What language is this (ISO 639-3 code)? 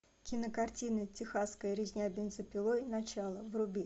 rus